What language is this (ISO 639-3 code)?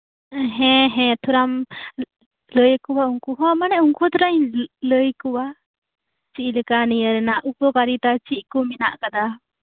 sat